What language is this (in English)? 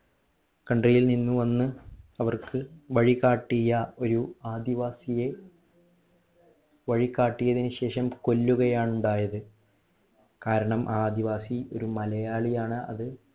Malayalam